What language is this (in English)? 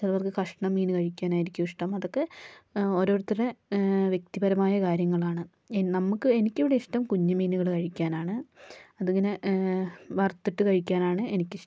Malayalam